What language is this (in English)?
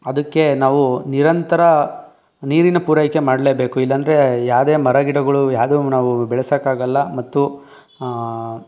Kannada